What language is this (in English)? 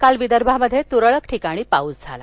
Marathi